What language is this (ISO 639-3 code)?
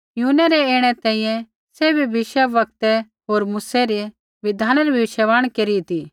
kfx